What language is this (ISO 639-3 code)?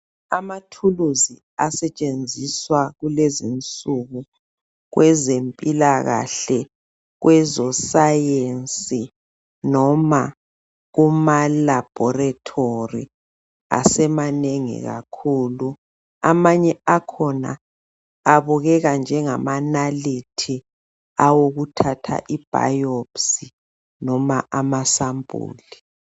nde